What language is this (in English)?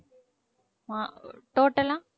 Tamil